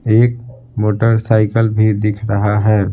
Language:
Hindi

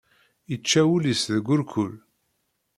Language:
Kabyle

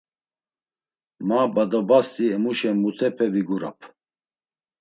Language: Laz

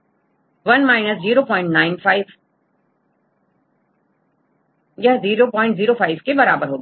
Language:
Hindi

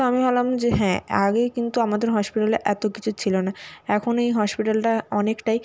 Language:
Bangla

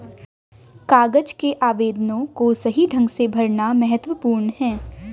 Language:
Hindi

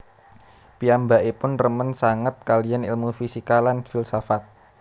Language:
Javanese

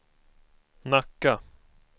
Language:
Swedish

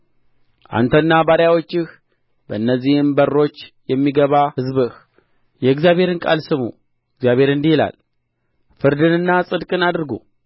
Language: Amharic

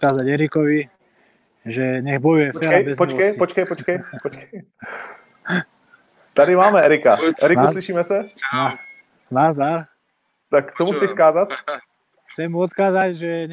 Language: Czech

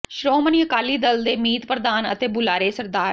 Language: Punjabi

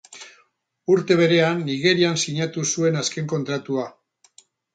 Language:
Basque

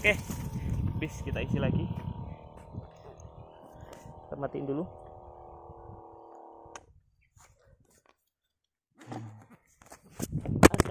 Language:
Indonesian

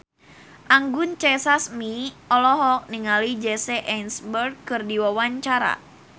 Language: Sundanese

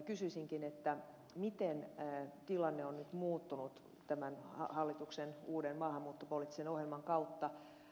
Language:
Finnish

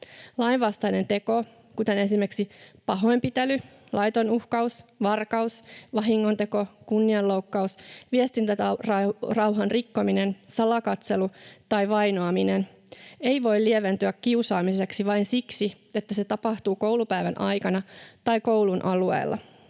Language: Finnish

